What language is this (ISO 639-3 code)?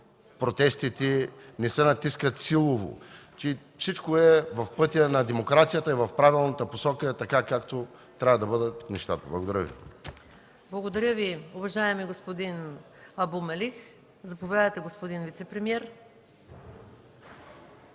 bul